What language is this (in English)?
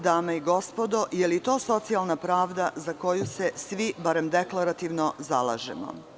Serbian